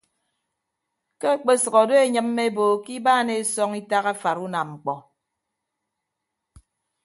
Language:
Ibibio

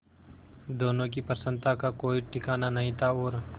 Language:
Hindi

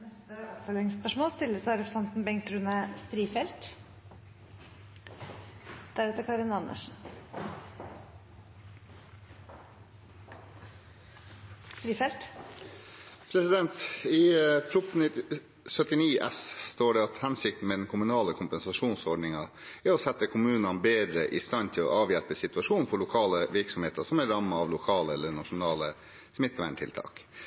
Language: Norwegian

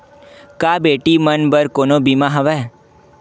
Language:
Chhattisgarhi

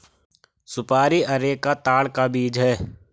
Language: Hindi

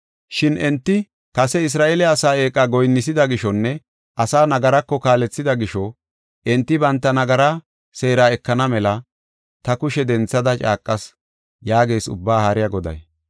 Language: Gofa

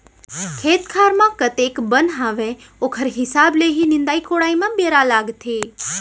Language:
Chhattisgarhi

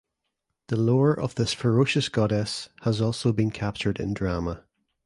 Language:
English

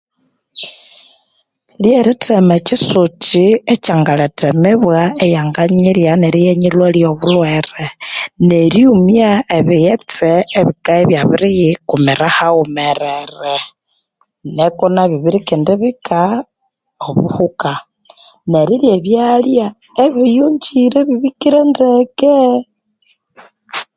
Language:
Konzo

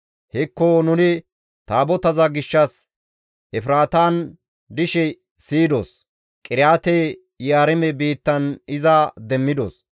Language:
Gamo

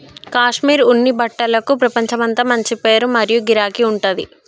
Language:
Telugu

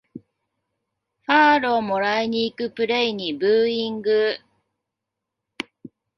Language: Japanese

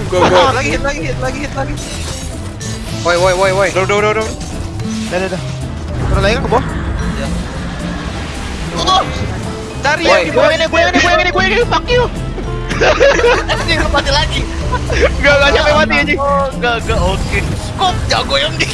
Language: Indonesian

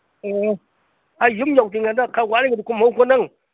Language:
Manipuri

